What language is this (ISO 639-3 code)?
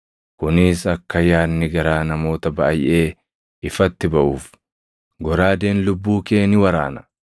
orm